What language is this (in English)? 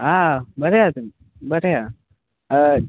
Konkani